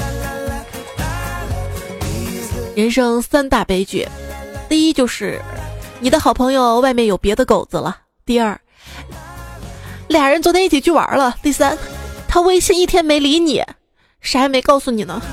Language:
Chinese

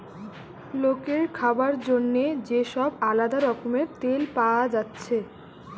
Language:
Bangla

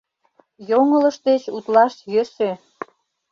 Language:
Mari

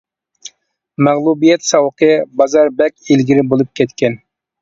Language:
Uyghur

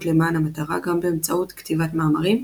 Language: Hebrew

